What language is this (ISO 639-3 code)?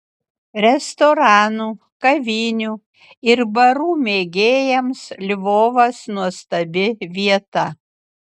lit